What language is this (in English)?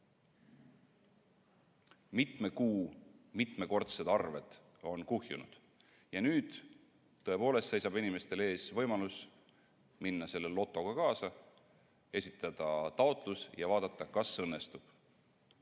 Estonian